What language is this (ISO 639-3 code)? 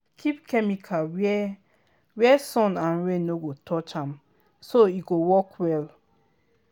pcm